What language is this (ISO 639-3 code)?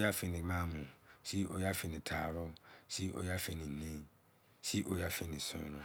ijc